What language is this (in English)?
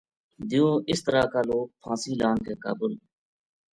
Gujari